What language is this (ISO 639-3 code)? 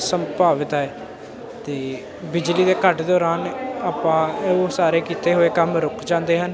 pan